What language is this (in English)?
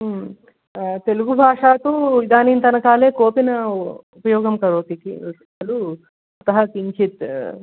Sanskrit